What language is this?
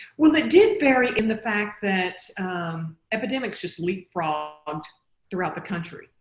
English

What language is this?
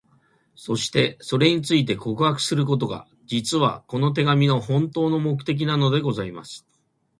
Japanese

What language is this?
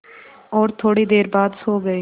Hindi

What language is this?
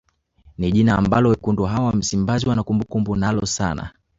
Swahili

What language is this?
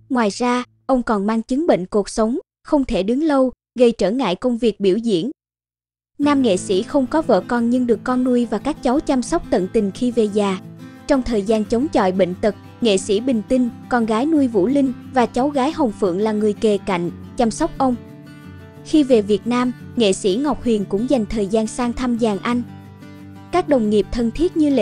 Vietnamese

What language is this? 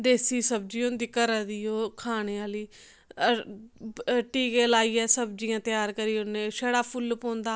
Dogri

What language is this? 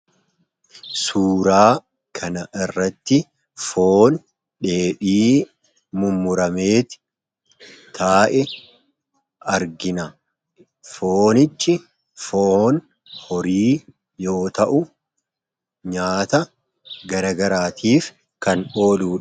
Oromo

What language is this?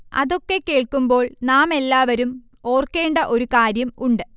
Malayalam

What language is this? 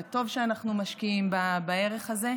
Hebrew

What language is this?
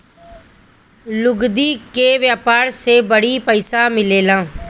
Bhojpuri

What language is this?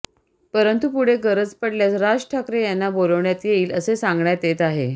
Marathi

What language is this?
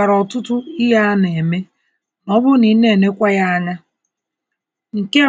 Igbo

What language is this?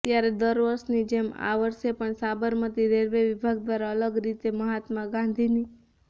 Gujarati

